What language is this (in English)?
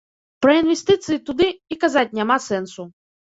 Belarusian